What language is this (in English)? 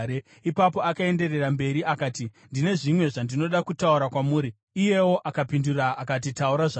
Shona